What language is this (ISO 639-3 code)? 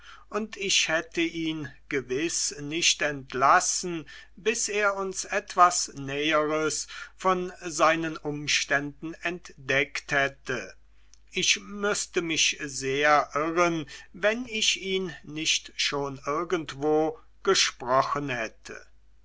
deu